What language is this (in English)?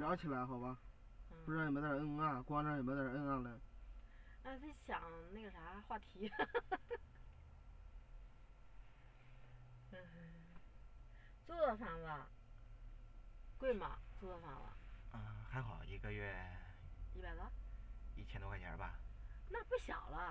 Chinese